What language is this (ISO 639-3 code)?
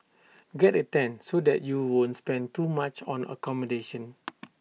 eng